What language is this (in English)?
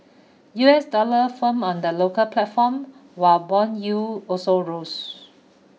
English